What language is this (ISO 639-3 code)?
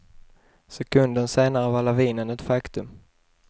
swe